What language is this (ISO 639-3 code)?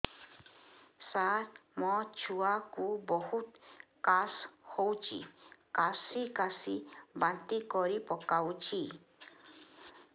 ori